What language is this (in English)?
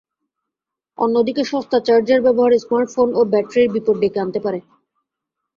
Bangla